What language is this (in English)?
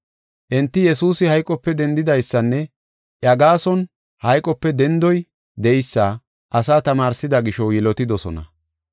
Gofa